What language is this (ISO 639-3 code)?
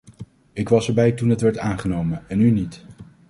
nld